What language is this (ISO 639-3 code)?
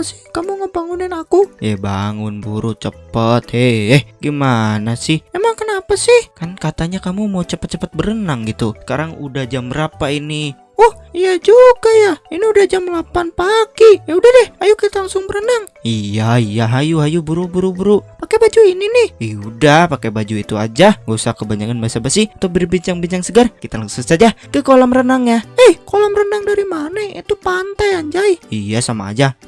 ind